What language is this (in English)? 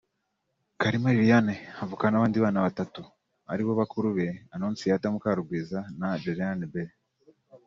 Kinyarwanda